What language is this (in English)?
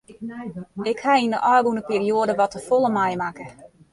Western Frisian